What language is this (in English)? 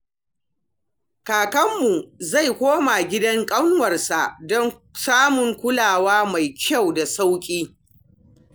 Hausa